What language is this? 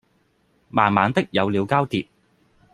Cantonese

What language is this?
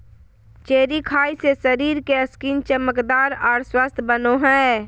Magahi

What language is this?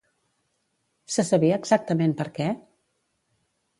Catalan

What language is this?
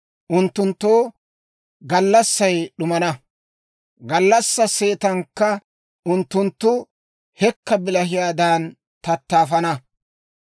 Dawro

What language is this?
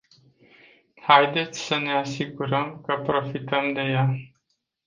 Romanian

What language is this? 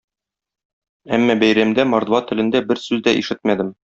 Tatar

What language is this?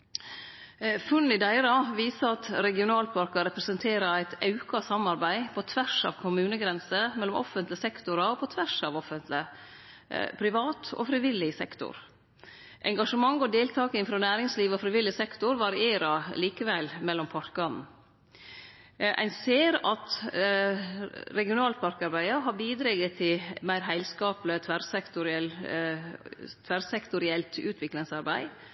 Norwegian Nynorsk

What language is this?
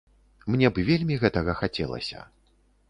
Belarusian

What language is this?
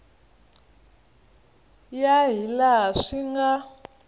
Tsonga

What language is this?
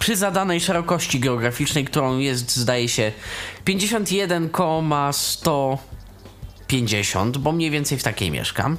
Polish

